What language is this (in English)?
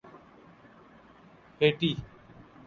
Urdu